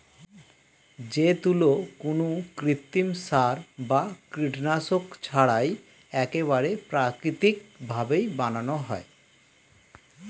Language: Bangla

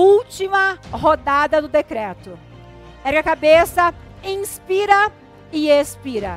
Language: Portuguese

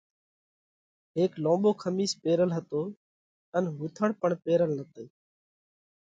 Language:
Parkari Koli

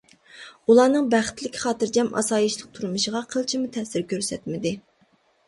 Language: Uyghur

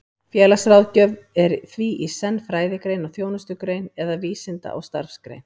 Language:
Icelandic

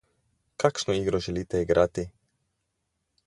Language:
Slovenian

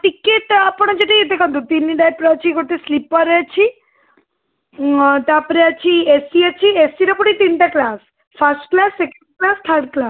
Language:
Odia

